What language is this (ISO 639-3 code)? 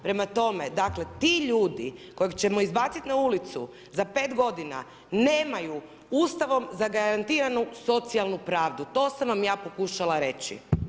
hrv